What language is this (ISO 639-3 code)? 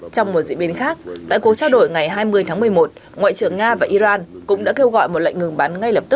vie